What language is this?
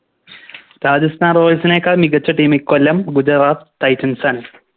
Malayalam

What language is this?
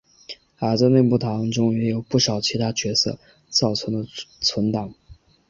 Chinese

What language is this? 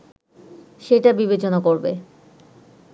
Bangla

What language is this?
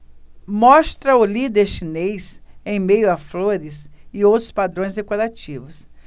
Portuguese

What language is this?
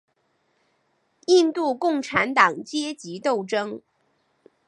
Chinese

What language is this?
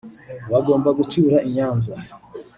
Kinyarwanda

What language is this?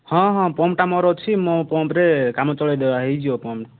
Odia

